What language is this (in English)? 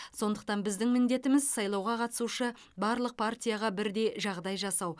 Kazakh